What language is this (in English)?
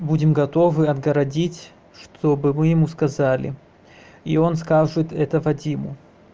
Russian